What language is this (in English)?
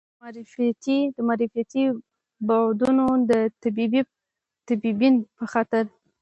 Pashto